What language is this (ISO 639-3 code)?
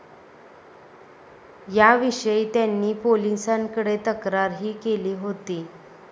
mar